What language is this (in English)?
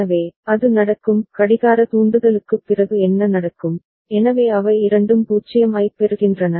Tamil